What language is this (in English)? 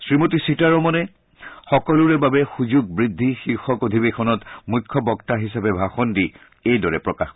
Assamese